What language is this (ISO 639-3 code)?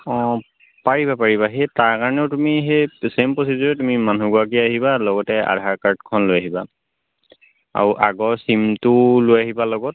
asm